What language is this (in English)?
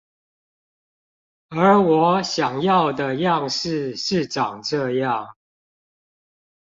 Chinese